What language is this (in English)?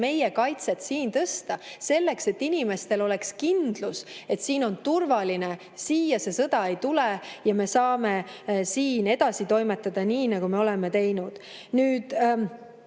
Estonian